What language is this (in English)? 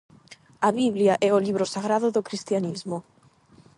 Galician